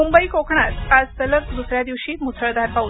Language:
Marathi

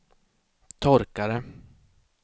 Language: Swedish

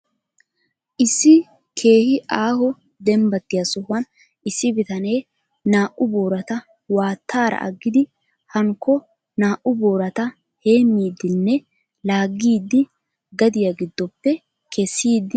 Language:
Wolaytta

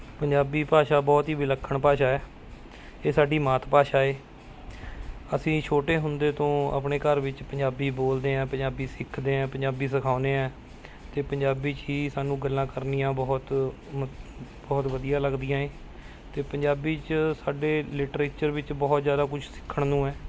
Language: Punjabi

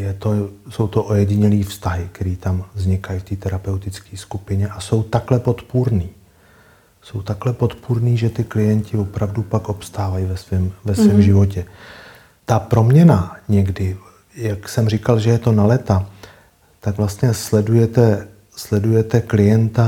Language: Czech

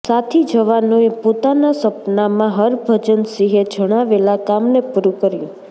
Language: Gujarati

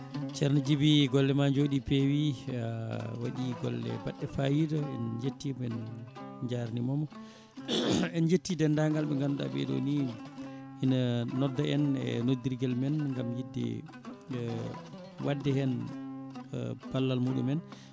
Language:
Fula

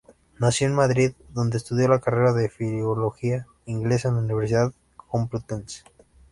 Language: Spanish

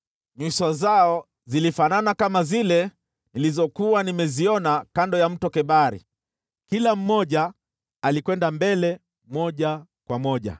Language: Swahili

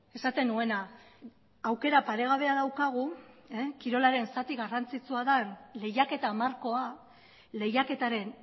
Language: Basque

